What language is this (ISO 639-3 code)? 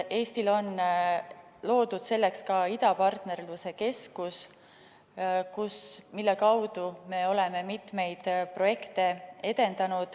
est